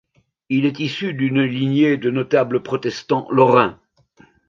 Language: French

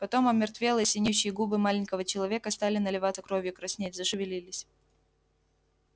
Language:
Russian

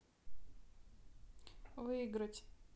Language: Russian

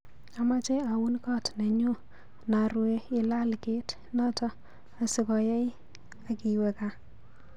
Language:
Kalenjin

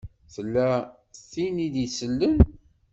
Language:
Kabyle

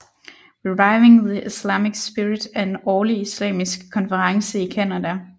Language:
Danish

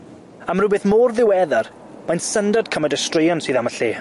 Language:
Welsh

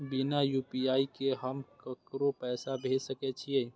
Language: Maithili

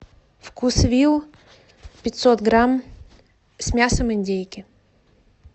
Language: Russian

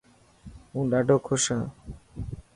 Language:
Dhatki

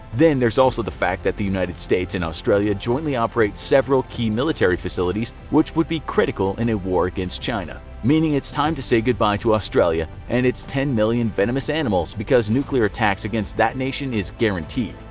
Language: English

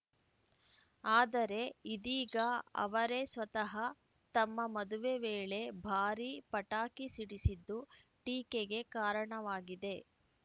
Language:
Kannada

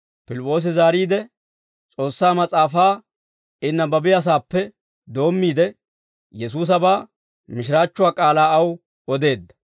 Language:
Dawro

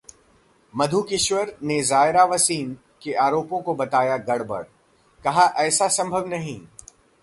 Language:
Hindi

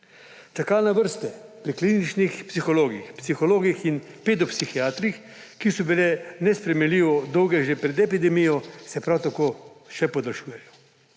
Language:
Slovenian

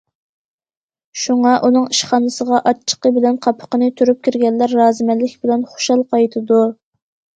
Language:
Uyghur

